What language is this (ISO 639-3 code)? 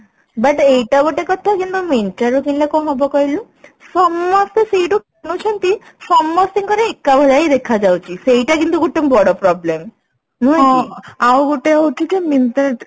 ori